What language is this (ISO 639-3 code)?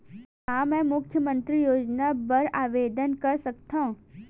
hne